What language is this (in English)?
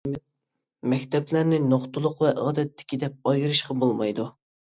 Uyghur